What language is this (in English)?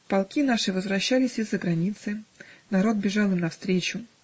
Russian